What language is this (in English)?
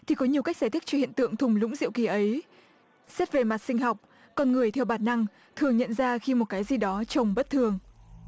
Vietnamese